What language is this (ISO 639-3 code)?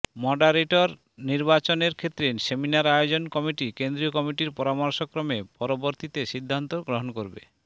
ben